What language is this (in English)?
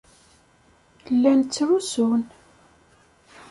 Kabyle